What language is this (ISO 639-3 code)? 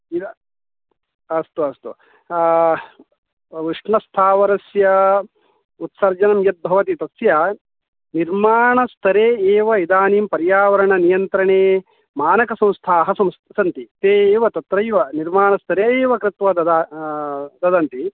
san